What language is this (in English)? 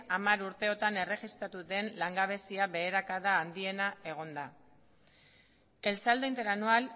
Basque